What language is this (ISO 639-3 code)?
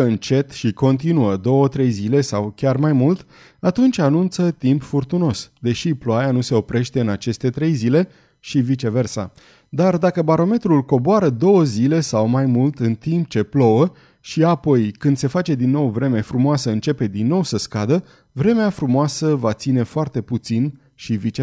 ron